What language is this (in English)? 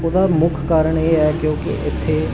Punjabi